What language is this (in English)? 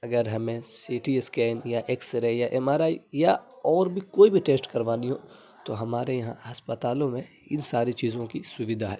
Urdu